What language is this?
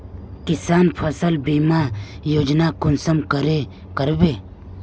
Magahi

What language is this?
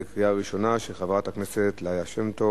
Hebrew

